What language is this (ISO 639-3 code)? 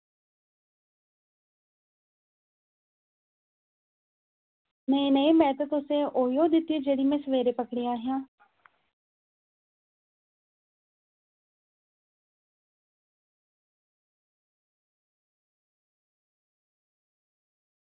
doi